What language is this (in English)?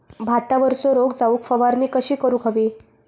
Marathi